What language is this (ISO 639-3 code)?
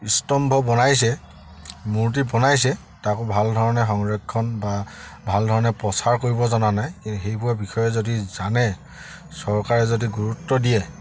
asm